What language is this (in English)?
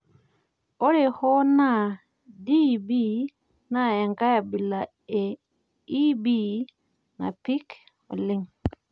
Masai